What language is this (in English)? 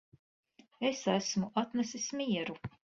Latvian